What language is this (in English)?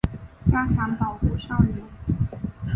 Chinese